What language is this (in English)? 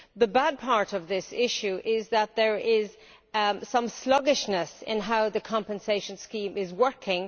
English